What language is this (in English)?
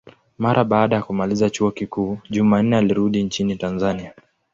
Swahili